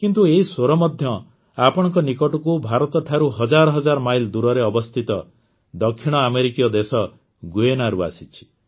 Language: Odia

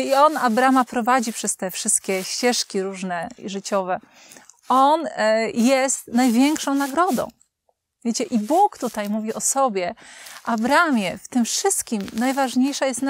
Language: Polish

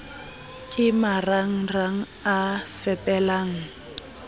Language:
Southern Sotho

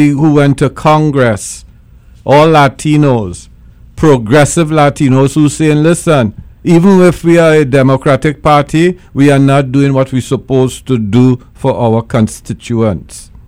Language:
English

